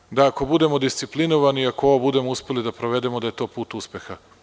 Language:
Serbian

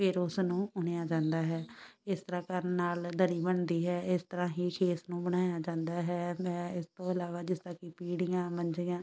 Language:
Punjabi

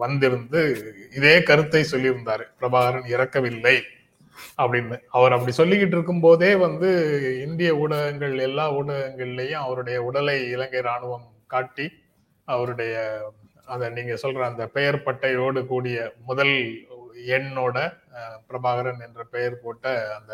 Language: Tamil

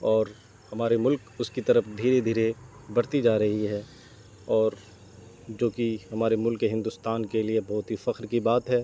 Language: Urdu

